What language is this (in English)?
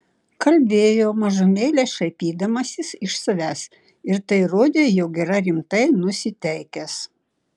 Lithuanian